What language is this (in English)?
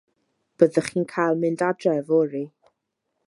Welsh